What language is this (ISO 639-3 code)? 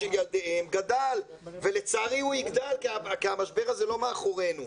heb